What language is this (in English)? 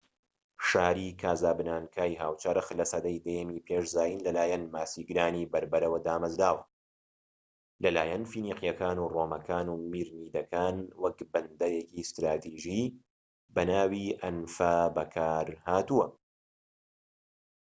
Central Kurdish